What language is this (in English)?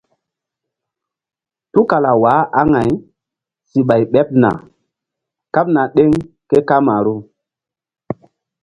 Mbum